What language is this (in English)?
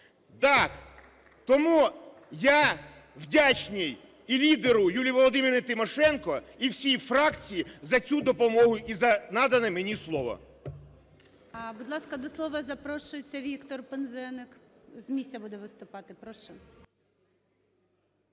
Ukrainian